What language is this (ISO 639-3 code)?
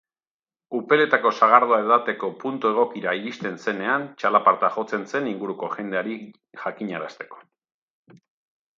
eus